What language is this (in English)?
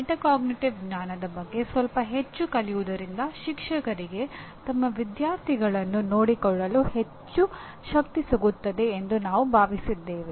Kannada